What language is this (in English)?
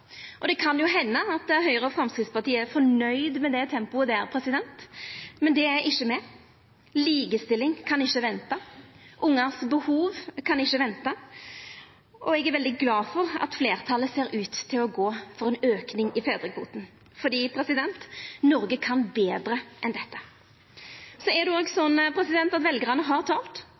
Norwegian Nynorsk